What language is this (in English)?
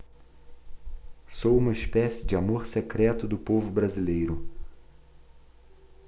Portuguese